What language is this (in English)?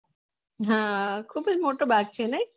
Gujarati